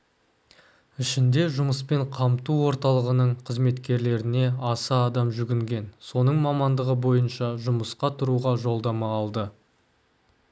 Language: Kazakh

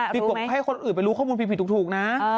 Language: Thai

